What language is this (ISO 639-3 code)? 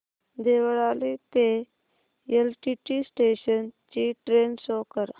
mar